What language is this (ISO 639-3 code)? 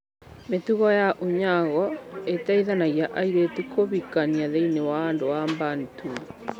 kik